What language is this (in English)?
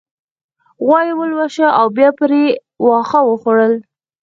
Pashto